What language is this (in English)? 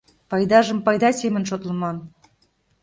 Mari